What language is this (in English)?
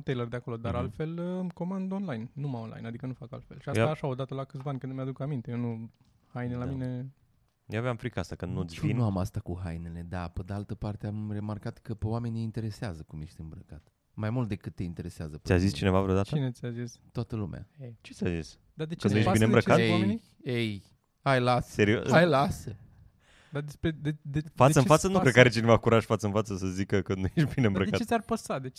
Romanian